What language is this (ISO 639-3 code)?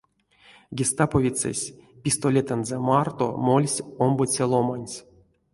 myv